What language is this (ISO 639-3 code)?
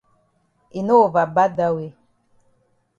wes